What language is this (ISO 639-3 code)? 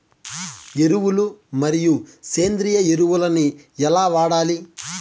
tel